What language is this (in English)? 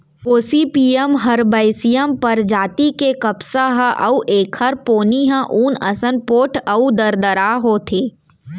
Chhattisgarhi